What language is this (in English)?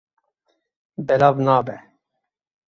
Kurdish